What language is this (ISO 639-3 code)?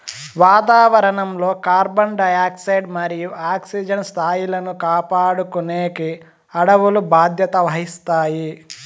tel